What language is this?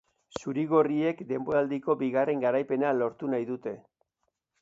Basque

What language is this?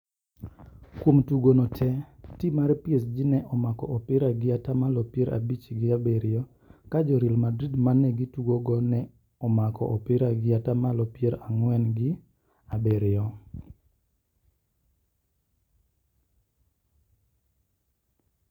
Luo (Kenya and Tanzania)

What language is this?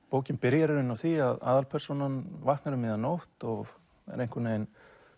Icelandic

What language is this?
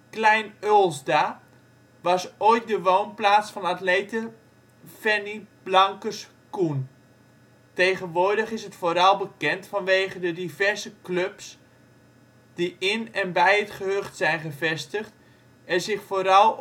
Dutch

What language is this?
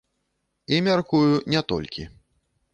Belarusian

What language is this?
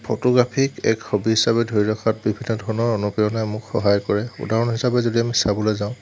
Assamese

